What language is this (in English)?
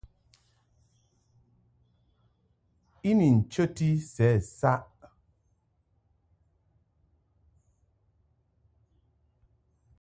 Mungaka